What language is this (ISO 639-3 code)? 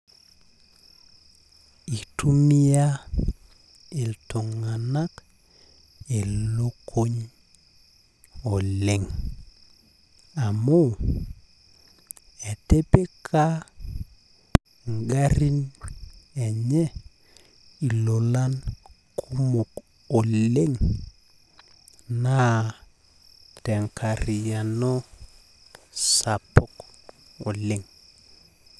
mas